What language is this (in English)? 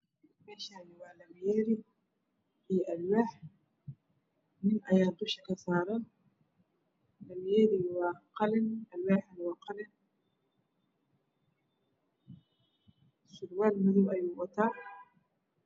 Somali